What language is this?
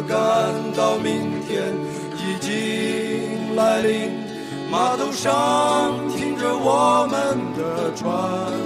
Chinese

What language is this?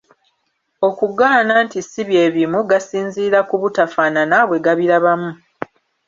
Ganda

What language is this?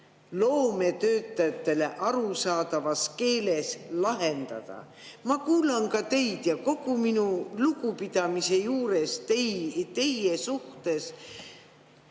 Estonian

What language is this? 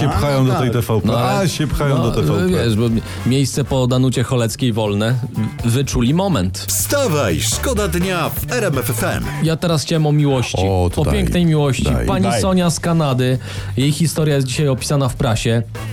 Polish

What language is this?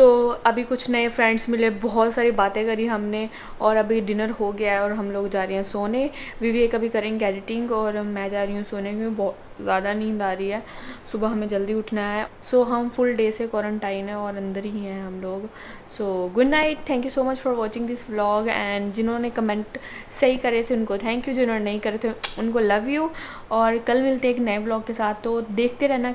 Hindi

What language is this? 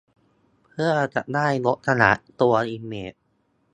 Thai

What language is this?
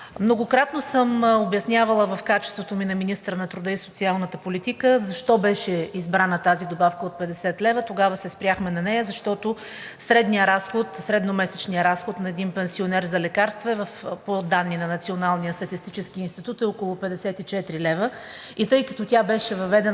Bulgarian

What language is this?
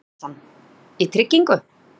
Icelandic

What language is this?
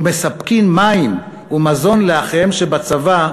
Hebrew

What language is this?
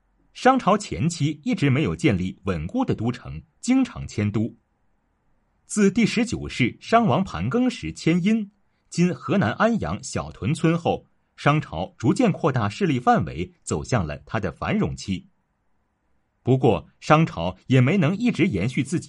Chinese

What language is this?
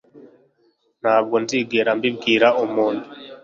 Kinyarwanda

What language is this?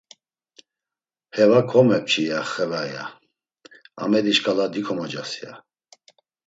Laz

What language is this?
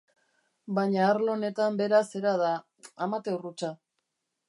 Basque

